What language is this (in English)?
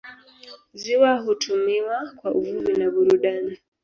Swahili